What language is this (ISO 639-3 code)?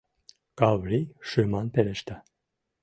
chm